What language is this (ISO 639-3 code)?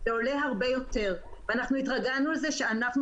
heb